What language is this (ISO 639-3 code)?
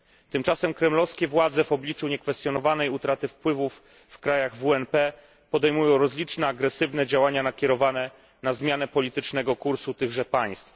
pol